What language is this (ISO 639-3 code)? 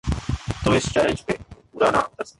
urd